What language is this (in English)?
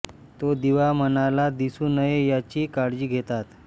Marathi